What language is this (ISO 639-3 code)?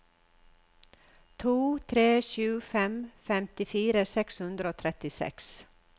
nor